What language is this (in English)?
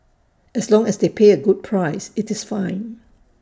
English